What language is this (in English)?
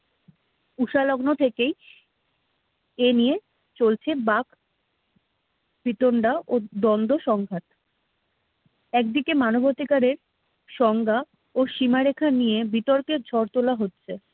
Bangla